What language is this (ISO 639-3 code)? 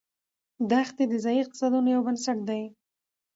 pus